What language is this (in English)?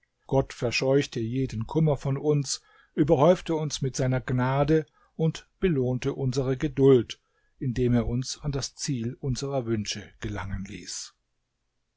German